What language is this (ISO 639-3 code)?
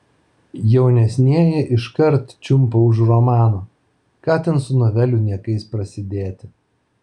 lit